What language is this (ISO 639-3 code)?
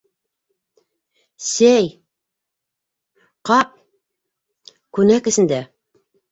bak